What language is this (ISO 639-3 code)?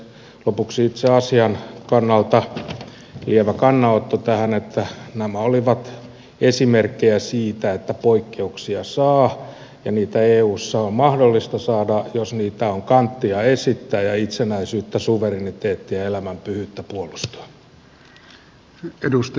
fin